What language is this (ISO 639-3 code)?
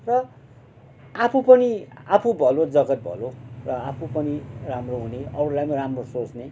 nep